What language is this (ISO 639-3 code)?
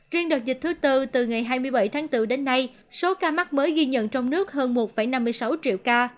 vie